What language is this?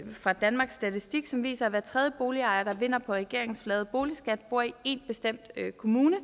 Danish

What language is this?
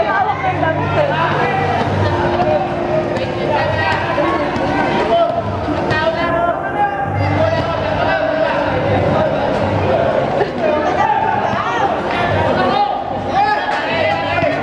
Filipino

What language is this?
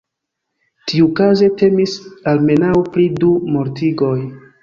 Esperanto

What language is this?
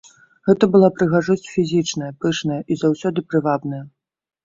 Belarusian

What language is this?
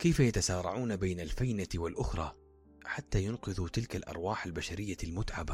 Arabic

